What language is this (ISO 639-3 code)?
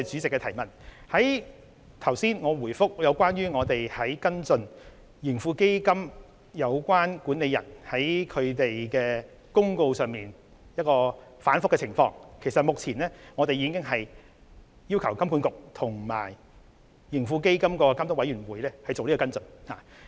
yue